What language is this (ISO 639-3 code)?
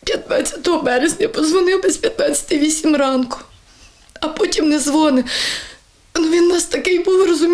ukr